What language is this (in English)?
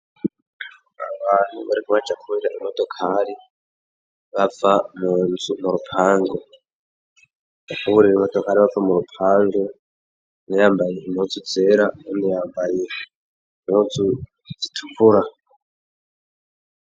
Rundi